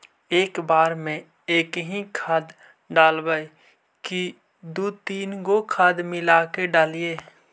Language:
Magahi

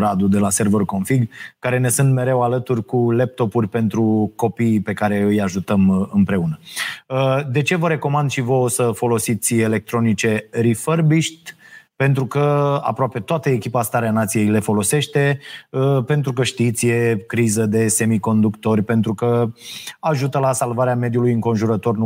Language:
Romanian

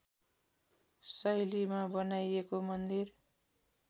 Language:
Nepali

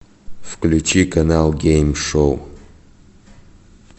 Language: Russian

